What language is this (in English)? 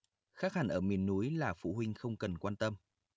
Vietnamese